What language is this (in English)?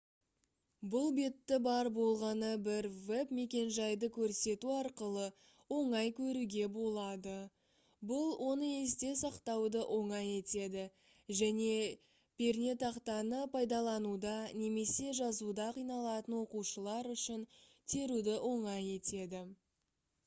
Kazakh